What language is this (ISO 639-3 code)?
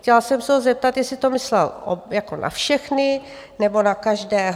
ces